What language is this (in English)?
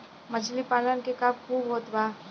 Bhojpuri